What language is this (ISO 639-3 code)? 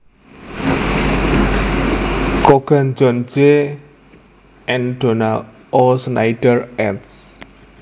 jav